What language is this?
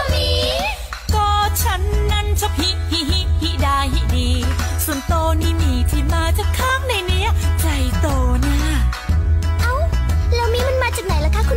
Thai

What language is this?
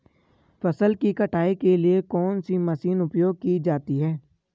Hindi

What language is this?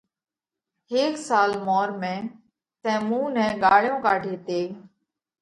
Parkari Koli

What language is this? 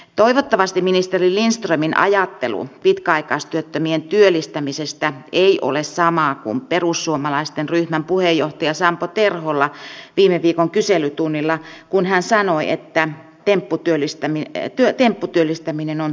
Finnish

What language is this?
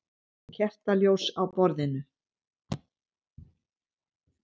Icelandic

